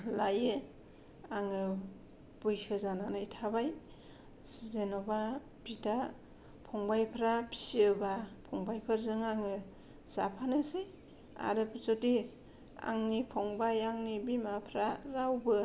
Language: Bodo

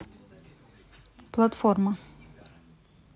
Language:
Russian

